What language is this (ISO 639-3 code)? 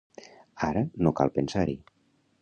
cat